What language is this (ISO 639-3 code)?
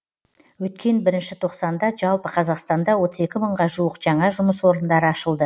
kaz